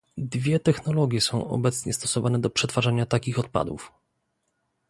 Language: Polish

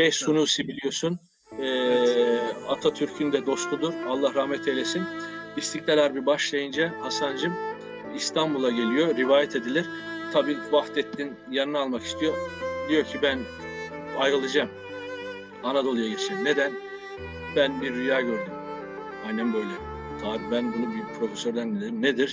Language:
Turkish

